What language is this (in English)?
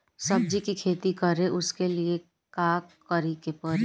Bhojpuri